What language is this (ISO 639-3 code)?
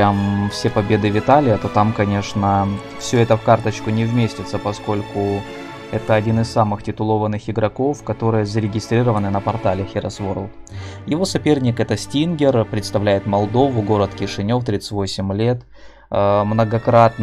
rus